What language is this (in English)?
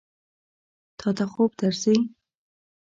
Pashto